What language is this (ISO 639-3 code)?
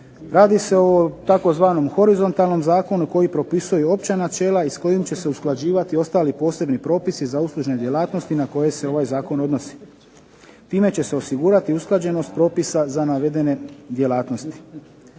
hrv